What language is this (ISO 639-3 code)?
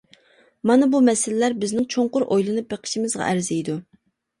uig